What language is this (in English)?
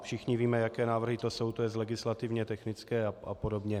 Czech